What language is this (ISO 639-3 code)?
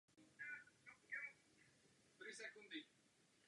ces